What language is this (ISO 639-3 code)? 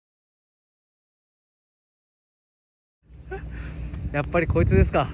jpn